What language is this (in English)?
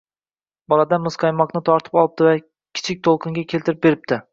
Uzbek